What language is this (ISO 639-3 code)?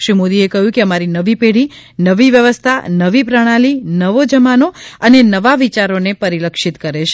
guj